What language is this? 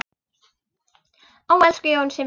Icelandic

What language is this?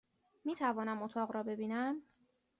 Persian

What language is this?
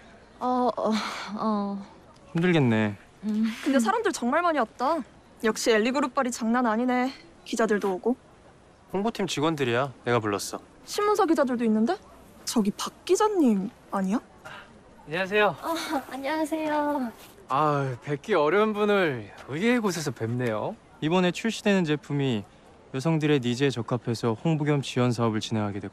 Korean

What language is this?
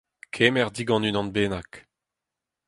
Breton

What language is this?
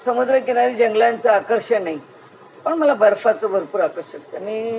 Marathi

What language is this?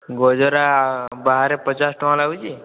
Odia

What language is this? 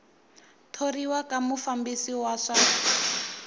Tsonga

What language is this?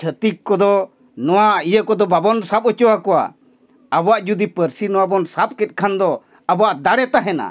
Santali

